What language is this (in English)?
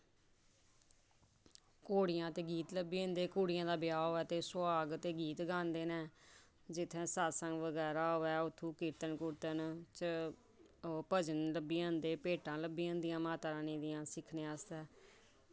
Dogri